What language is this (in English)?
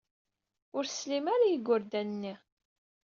Kabyle